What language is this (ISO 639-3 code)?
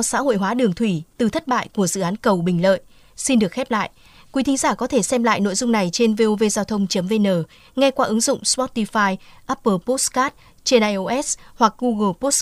vie